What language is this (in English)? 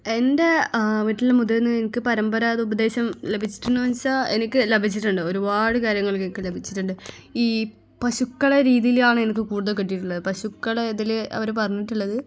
Malayalam